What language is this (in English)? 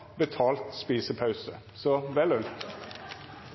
Norwegian Nynorsk